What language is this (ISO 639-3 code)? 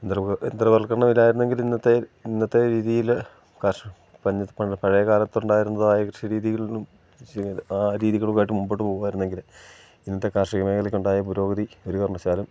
mal